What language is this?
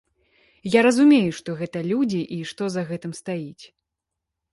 Belarusian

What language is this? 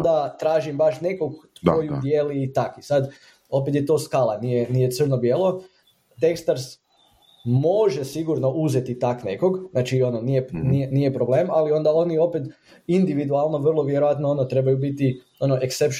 Croatian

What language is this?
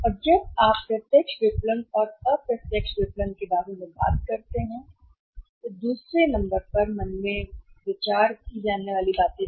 Hindi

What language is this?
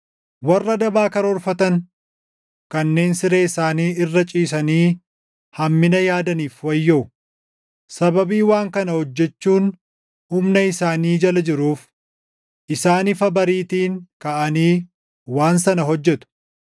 Oromo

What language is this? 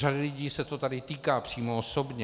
Czech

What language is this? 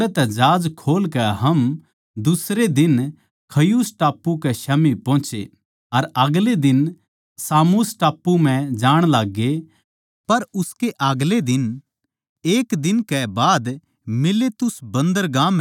Haryanvi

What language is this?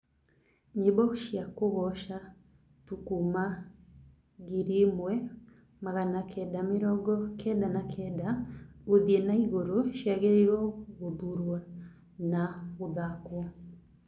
Kikuyu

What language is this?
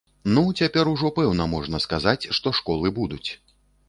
Belarusian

